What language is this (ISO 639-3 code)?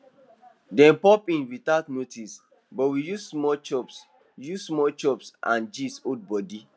pcm